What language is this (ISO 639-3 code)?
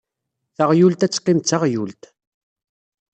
kab